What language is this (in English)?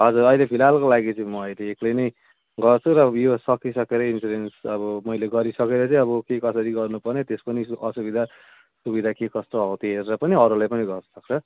Nepali